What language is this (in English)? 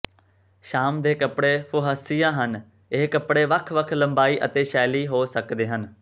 Punjabi